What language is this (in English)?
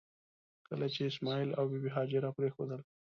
Pashto